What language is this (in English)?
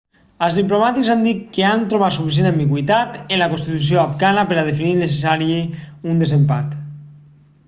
Catalan